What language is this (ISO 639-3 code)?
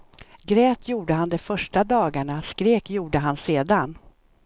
swe